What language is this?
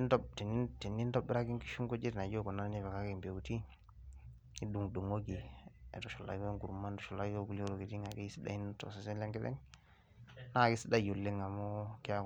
Masai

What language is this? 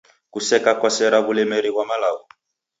Taita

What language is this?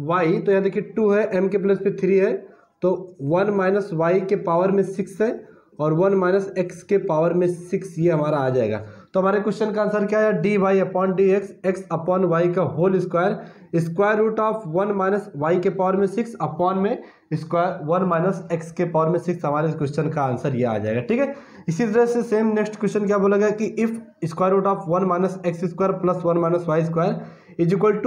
Hindi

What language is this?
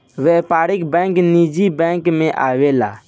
Bhojpuri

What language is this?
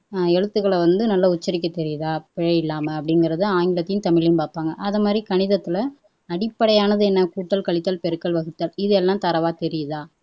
Tamil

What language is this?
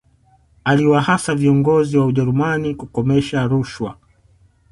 Swahili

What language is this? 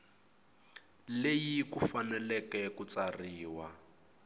Tsonga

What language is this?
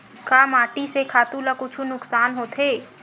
Chhattisgarhi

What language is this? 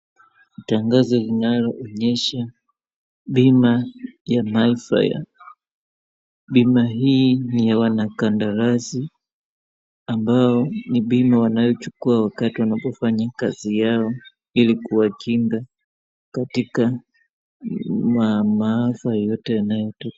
Swahili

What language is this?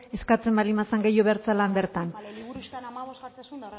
Basque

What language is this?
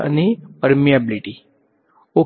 Gujarati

